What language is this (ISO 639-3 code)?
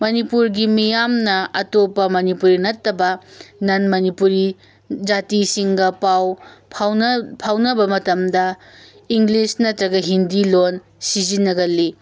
mni